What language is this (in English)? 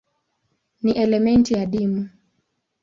Swahili